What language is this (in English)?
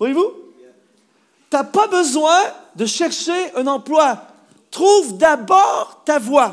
French